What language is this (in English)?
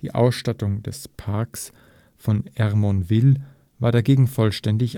German